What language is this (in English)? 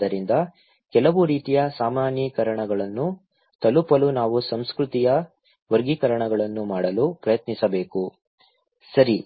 Kannada